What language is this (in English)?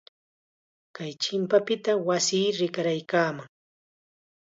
Chiquián Ancash Quechua